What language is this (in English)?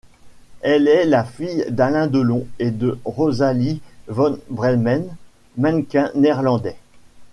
French